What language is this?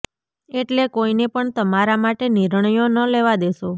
Gujarati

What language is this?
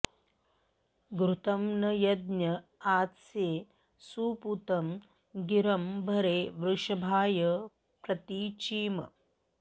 Sanskrit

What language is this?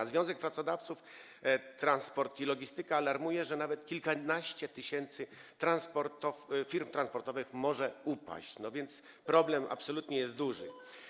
Polish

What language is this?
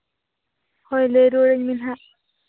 Santali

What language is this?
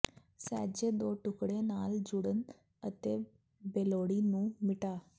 Punjabi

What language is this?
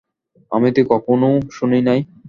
Bangla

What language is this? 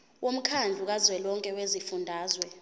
Zulu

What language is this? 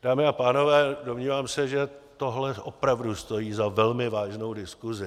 Czech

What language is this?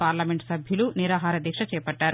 Telugu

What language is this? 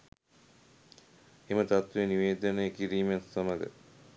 Sinhala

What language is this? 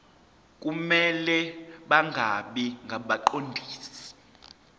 Zulu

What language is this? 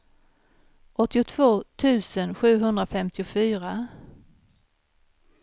Swedish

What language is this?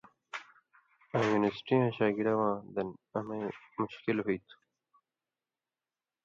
Indus Kohistani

